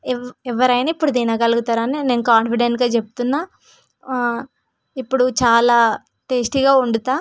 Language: Telugu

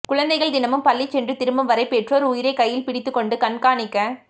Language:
Tamil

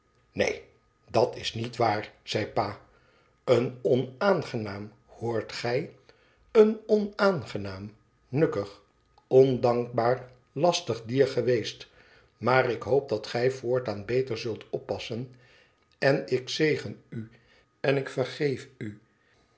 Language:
Dutch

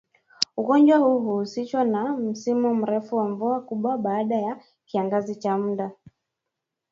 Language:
Swahili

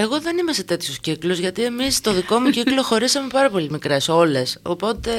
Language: Greek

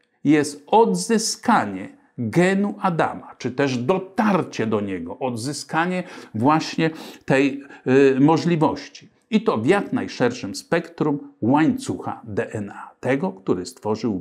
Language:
Polish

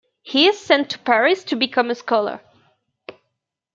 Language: English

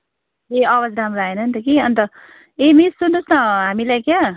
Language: Nepali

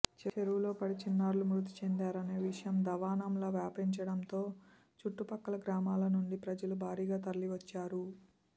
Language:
Telugu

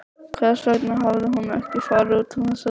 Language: Icelandic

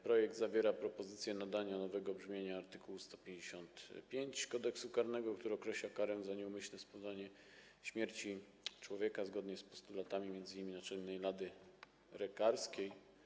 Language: Polish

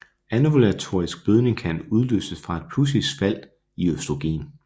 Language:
Danish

